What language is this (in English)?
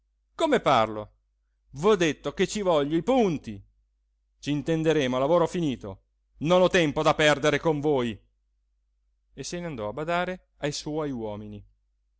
Italian